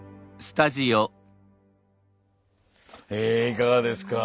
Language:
Japanese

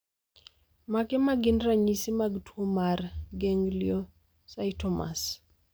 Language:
Luo (Kenya and Tanzania)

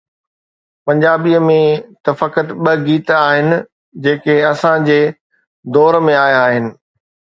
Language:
Sindhi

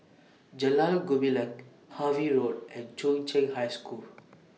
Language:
English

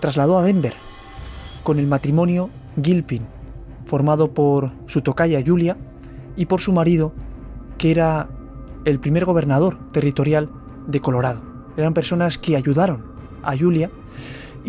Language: Spanish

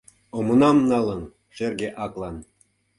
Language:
Mari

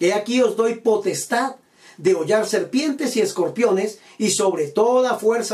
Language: Spanish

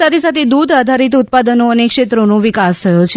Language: Gujarati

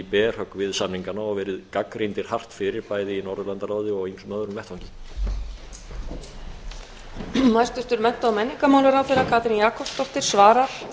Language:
Icelandic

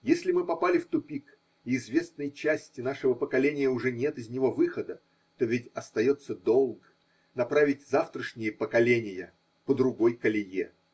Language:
Russian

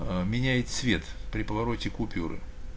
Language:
Russian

